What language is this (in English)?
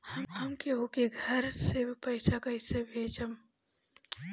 Bhojpuri